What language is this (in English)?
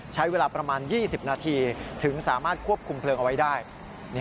Thai